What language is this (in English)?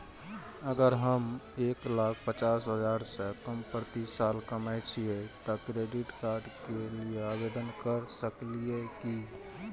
Maithili